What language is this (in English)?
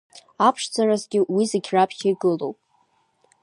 Abkhazian